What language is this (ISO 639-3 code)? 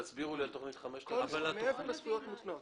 heb